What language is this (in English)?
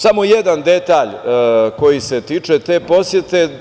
Serbian